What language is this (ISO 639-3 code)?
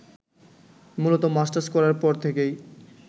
ben